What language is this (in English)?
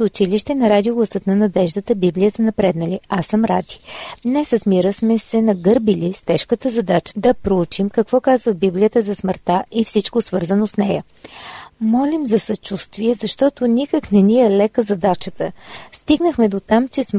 Bulgarian